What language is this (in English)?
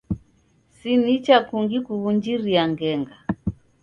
Taita